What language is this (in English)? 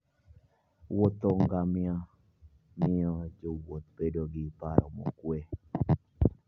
Luo (Kenya and Tanzania)